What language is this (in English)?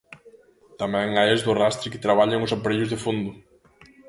Galician